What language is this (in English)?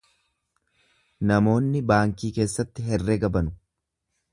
Oromo